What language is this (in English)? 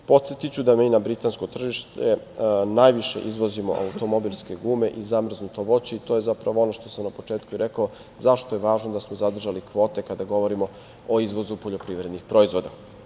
Serbian